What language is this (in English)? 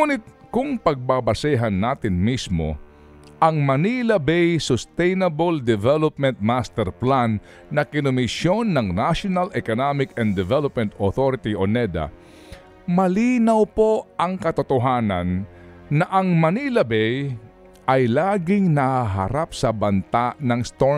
Filipino